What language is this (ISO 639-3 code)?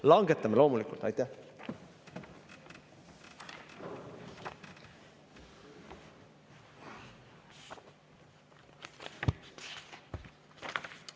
est